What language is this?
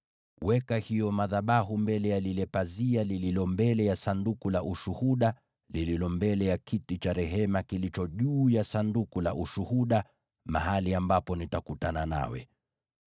Swahili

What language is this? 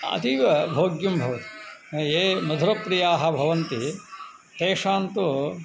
Sanskrit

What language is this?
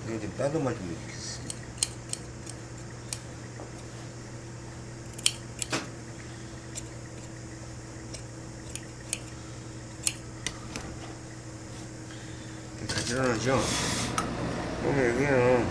Korean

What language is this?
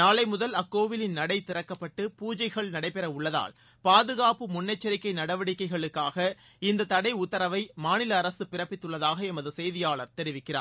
Tamil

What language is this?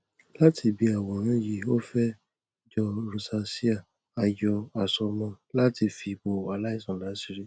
Yoruba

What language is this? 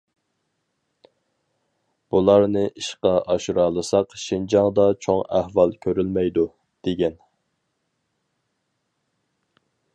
Uyghur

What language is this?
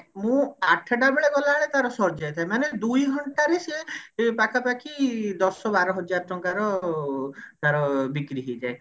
Odia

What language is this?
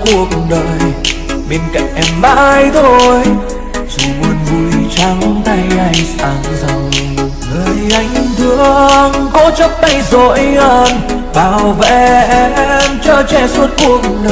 Vietnamese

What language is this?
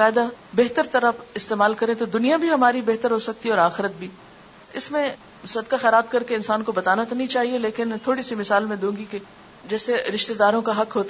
Urdu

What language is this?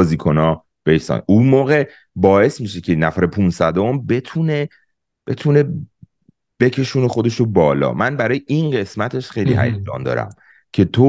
Persian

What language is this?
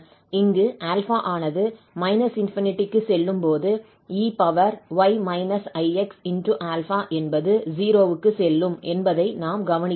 Tamil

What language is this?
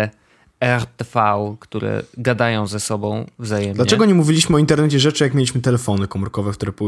Polish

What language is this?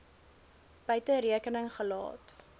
Afrikaans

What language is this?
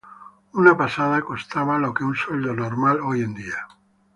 Spanish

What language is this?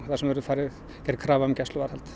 Icelandic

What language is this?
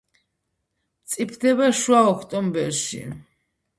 Georgian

